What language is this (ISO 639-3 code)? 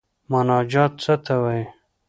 pus